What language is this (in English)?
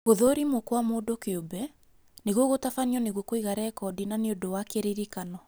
Kikuyu